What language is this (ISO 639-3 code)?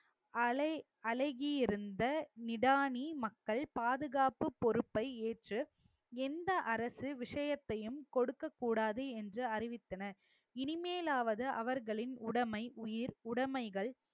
tam